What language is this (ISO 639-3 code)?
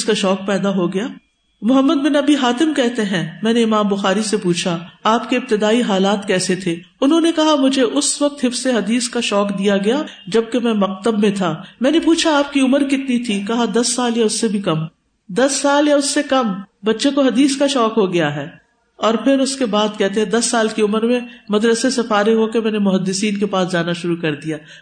urd